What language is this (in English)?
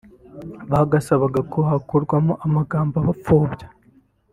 Kinyarwanda